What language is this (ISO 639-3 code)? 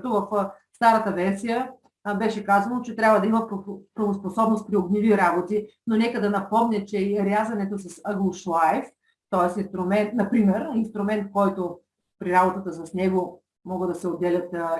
bul